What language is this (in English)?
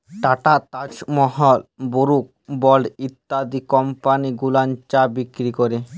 Bangla